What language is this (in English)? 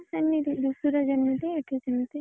Odia